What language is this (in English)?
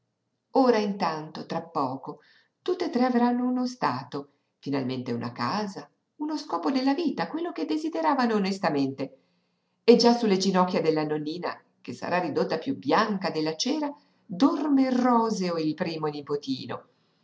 Italian